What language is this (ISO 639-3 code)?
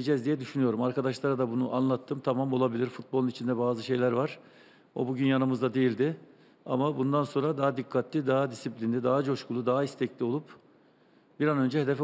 tur